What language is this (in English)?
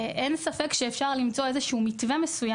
Hebrew